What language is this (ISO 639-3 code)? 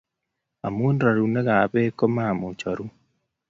kln